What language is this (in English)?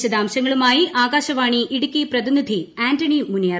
Malayalam